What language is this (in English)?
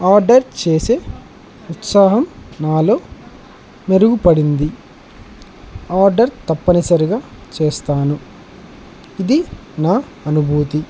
Telugu